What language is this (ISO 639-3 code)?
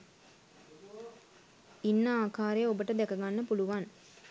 sin